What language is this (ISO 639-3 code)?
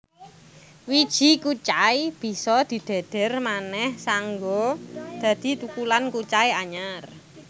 jav